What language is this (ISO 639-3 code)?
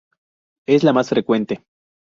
spa